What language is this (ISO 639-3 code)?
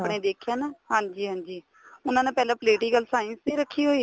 pan